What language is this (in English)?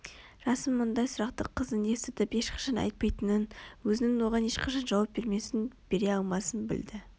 Kazakh